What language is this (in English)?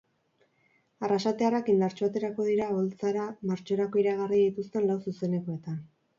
Basque